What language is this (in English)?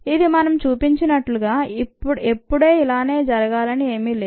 Telugu